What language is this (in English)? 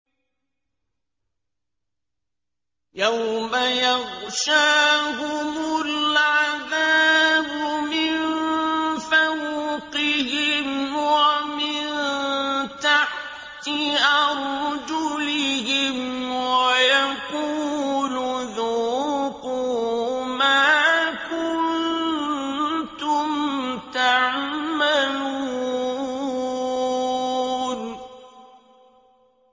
Arabic